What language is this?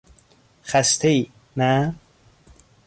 Persian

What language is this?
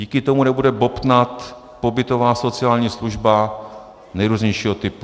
Czech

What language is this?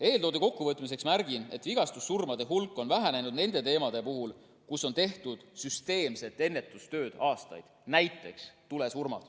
Estonian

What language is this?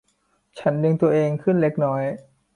Thai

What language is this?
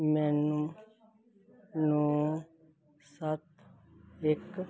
Punjabi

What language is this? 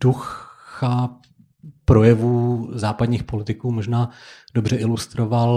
Czech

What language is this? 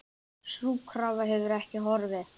Icelandic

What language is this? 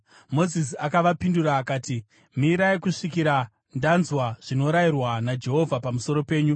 Shona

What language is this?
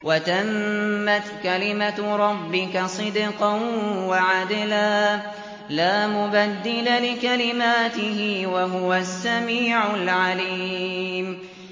Arabic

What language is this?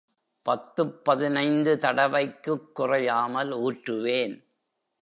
Tamil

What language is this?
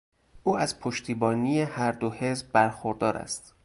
Persian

